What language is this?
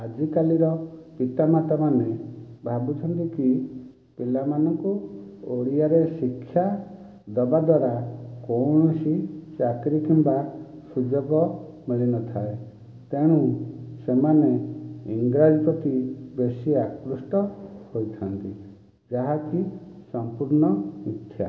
Odia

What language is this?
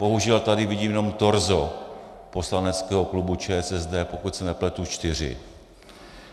Czech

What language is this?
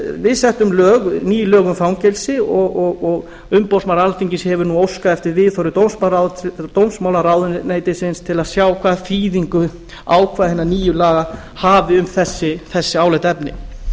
Icelandic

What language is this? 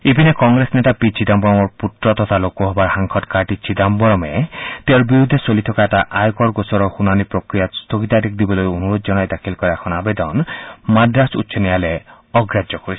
Assamese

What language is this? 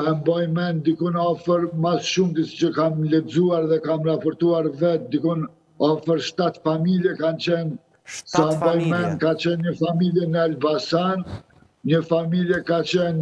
Romanian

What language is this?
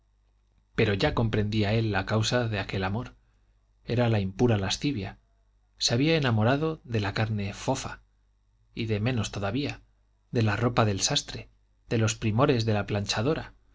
Spanish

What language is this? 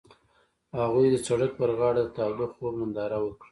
Pashto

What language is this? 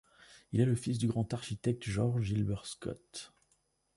French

